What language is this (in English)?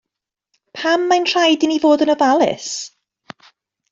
Welsh